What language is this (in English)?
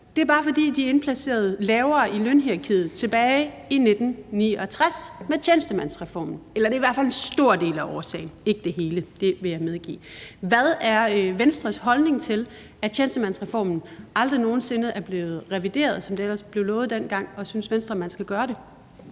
Danish